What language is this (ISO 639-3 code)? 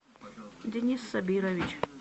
rus